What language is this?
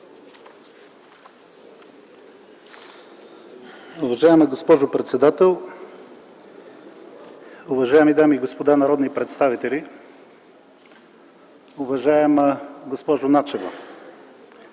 Bulgarian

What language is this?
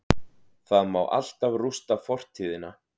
Icelandic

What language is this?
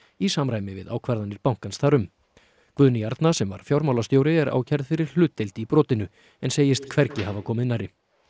Icelandic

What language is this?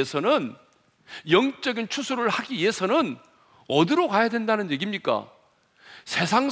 Korean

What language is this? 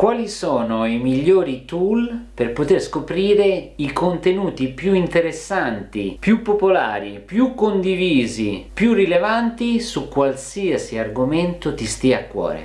Italian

